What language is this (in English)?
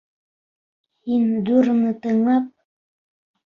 Bashkir